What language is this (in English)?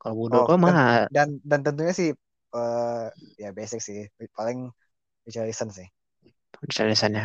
Indonesian